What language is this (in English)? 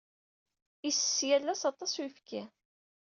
Kabyle